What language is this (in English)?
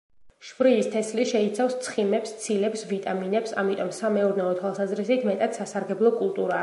Georgian